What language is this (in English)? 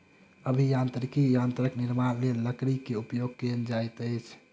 Maithili